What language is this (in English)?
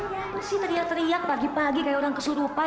Indonesian